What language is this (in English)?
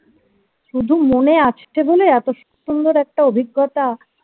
Bangla